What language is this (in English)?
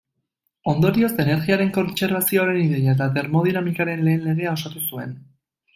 Basque